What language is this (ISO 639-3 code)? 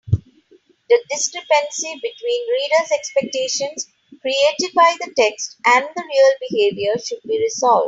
eng